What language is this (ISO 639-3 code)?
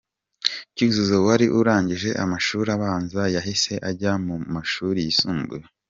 kin